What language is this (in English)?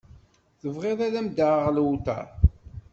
Kabyle